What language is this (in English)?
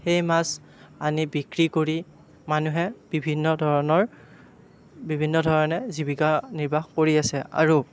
Assamese